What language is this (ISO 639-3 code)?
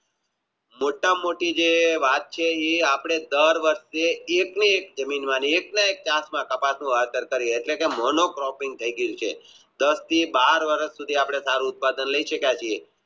guj